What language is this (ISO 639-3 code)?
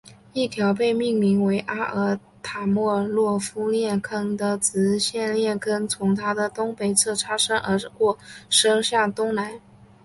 zho